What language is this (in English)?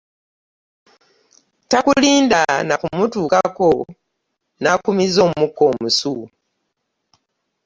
Ganda